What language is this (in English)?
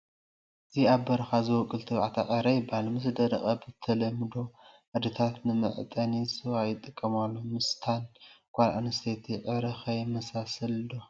Tigrinya